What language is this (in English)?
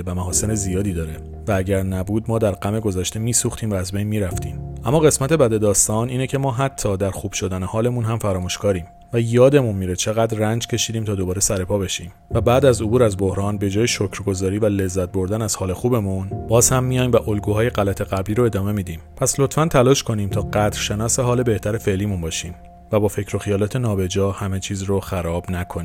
Persian